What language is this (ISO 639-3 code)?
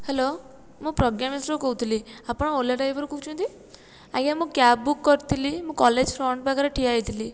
ori